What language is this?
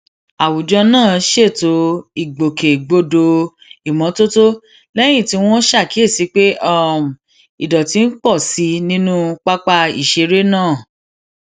Yoruba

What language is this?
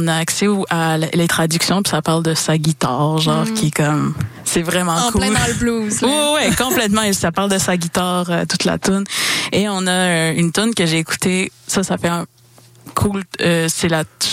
French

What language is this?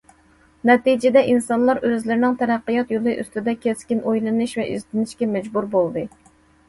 Uyghur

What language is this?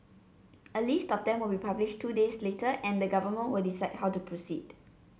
English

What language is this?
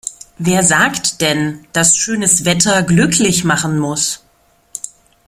German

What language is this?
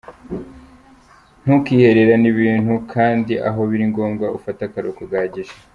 Kinyarwanda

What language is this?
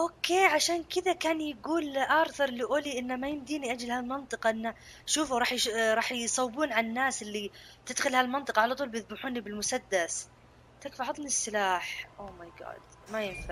Arabic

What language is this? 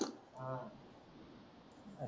Marathi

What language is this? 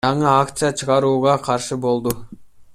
Kyrgyz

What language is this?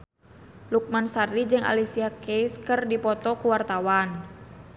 Sundanese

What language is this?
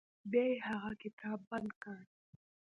Pashto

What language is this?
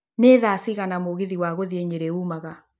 Kikuyu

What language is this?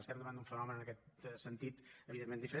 Catalan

